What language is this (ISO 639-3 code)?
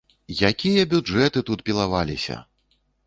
bel